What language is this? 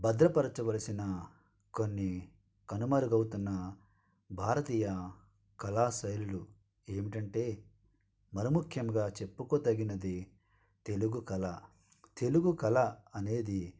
Telugu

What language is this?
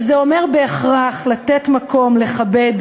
Hebrew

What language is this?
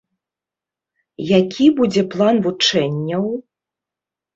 Belarusian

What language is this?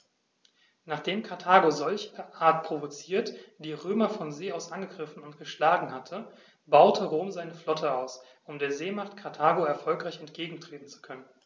German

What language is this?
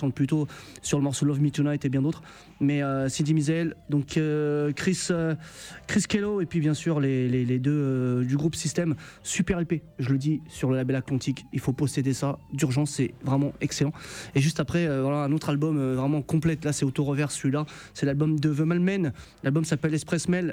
French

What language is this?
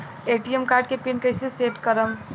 Bhojpuri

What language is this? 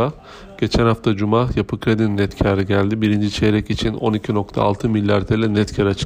Turkish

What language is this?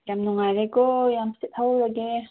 Manipuri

